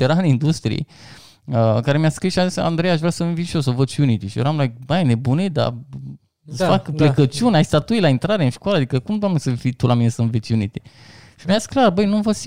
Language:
Romanian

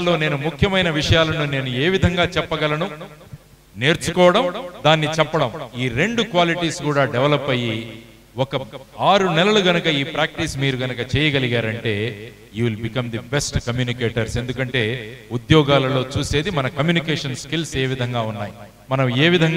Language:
Telugu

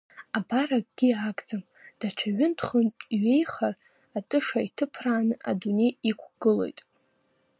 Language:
Abkhazian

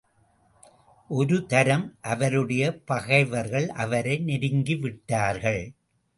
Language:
Tamil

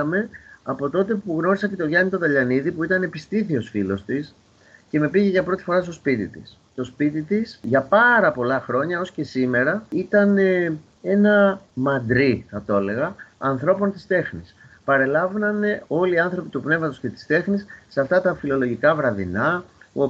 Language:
Greek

